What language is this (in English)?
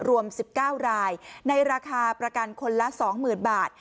Thai